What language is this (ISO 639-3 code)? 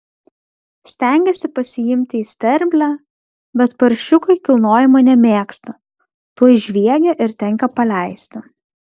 lit